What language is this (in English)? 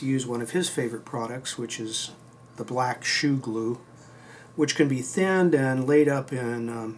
English